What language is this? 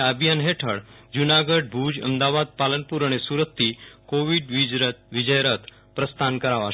Gujarati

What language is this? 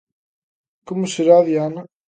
Galician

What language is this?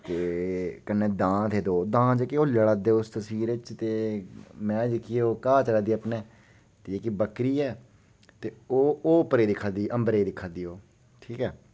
Dogri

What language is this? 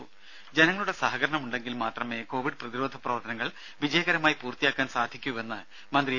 Malayalam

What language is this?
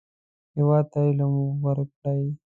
Pashto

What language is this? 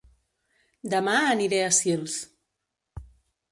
Catalan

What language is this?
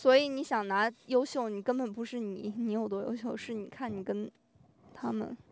Chinese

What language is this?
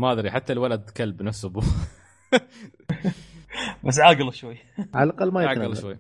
Arabic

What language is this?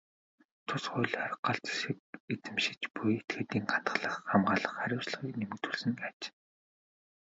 Mongolian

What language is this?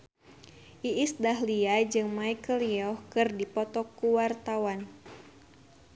Sundanese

